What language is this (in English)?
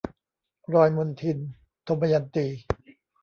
Thai